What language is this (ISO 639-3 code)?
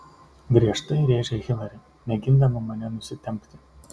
lit